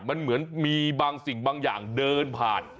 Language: Thai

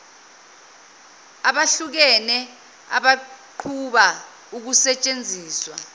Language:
Zulu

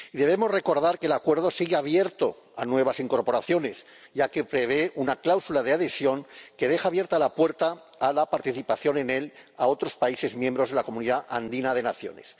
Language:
Spanish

